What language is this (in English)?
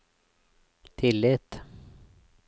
Norwegian